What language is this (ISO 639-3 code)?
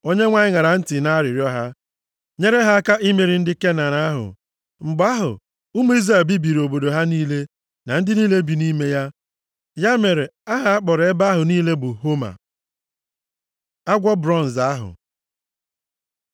ibo